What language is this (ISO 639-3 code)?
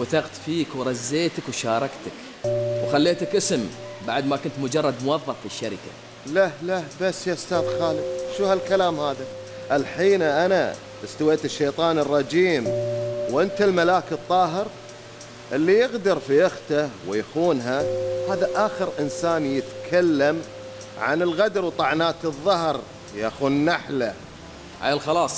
ara